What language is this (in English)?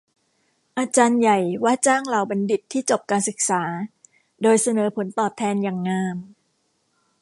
Thai